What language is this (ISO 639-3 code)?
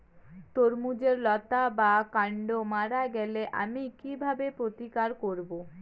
ben